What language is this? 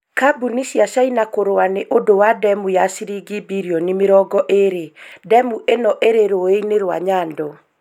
Kikuyu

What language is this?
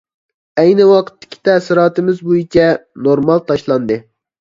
Uyghur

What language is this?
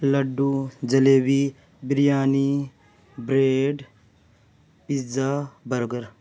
Urdu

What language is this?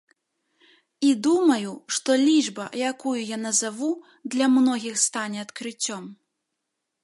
Belarusian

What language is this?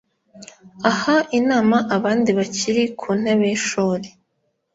Kinyarwanda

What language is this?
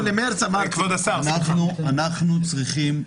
Hebrew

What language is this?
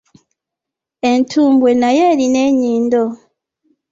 Ganda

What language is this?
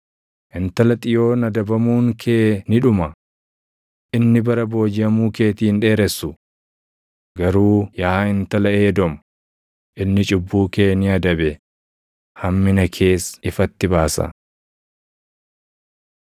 Oromo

